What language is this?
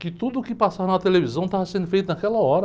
Portuguese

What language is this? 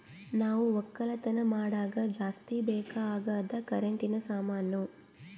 Kannada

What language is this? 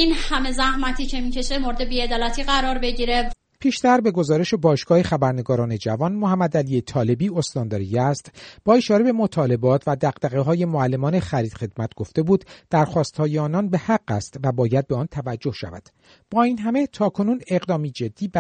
Persian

